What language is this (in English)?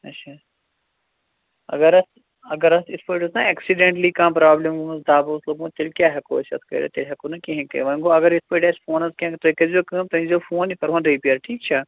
Kashmiri